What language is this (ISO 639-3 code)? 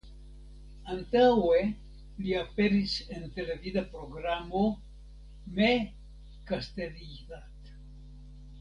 epo